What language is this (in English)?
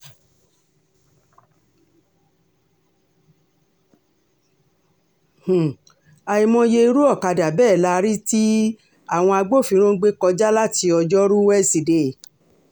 Yoruba